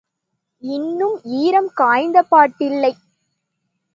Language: Tamil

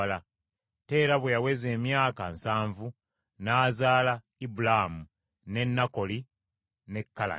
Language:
Ganda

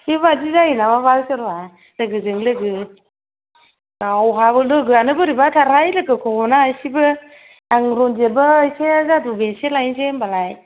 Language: Bodo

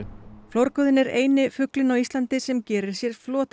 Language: Icelandic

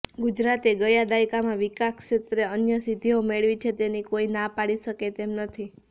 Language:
Gujarati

